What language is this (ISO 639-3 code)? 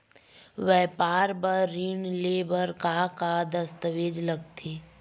hne